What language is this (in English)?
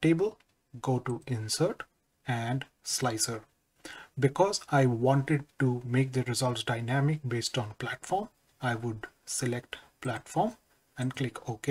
English